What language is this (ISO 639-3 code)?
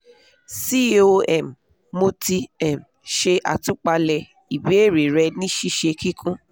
yor